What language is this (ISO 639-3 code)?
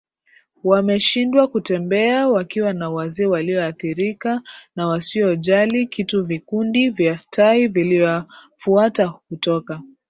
swa